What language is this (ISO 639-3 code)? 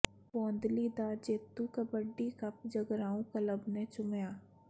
pan